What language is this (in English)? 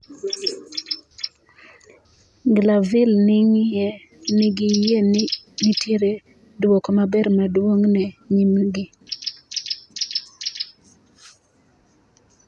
Luo (Kenya and Tanzania)